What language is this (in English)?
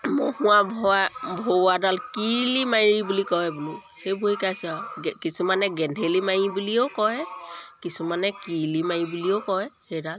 Assamese